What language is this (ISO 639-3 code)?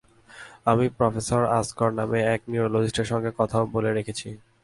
ben